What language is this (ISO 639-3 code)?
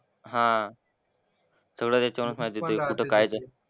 mar